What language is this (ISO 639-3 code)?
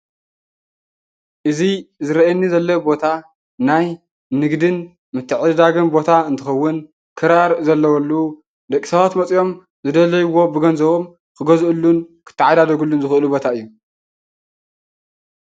tir